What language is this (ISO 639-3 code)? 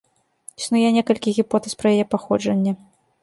bel